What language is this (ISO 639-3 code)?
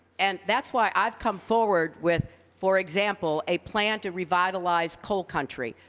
eng